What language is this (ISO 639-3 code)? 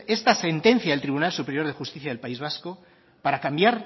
spa